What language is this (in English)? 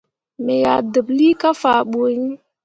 Mundang